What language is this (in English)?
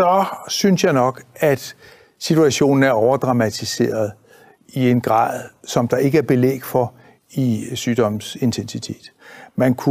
Danish